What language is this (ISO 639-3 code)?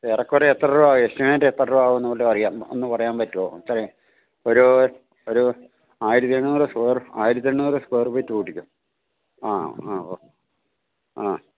mal